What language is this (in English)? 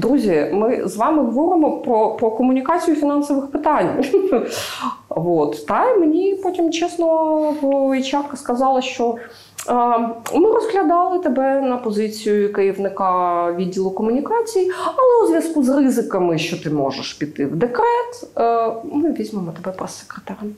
Ukrainian